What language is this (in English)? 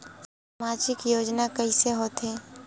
Chhattisgarhi